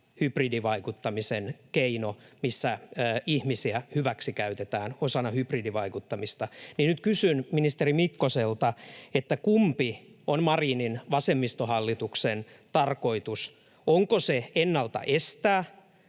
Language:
Finnish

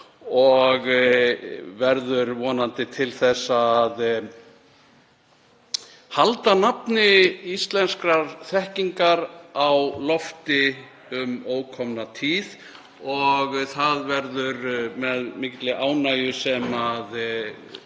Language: Icelandic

